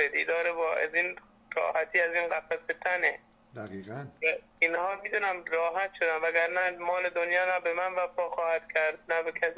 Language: Persian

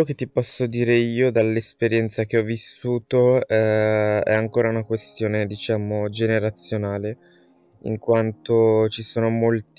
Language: Italian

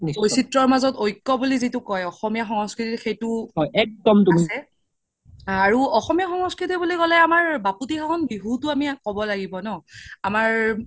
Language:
Assamese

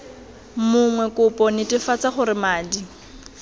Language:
Tswana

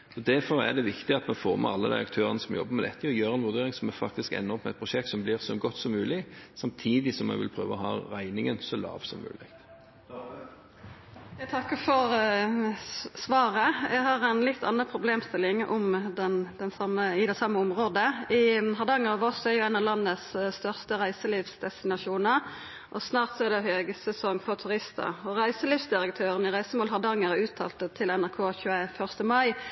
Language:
Norwegian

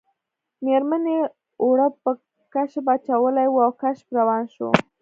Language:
Pashto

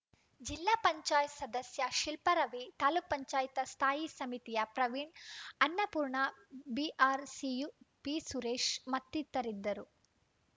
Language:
Kannada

